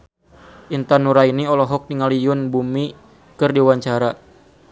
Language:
Sundanese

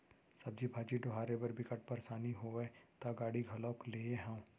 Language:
Chhattisgarhi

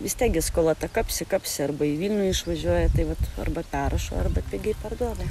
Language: Lithuanian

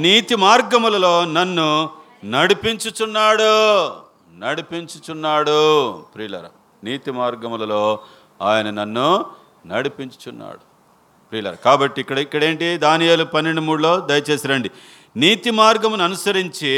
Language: Telugu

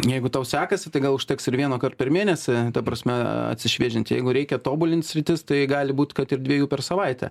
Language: Lithuanian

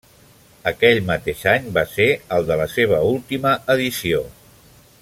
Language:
Catalan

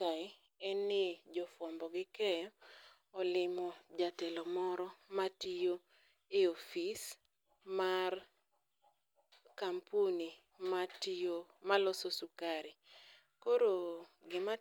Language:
Luo (Kenya and Tanzania)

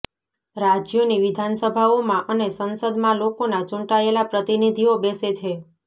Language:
Gujarati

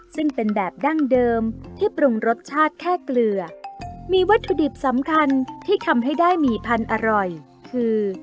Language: Thai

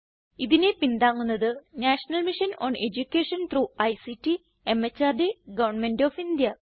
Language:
Malayalam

